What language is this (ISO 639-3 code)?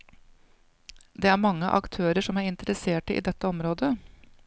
nor